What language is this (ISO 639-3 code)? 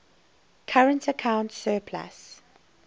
eng